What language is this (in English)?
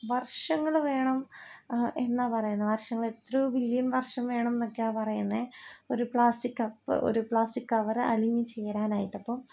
Malayalam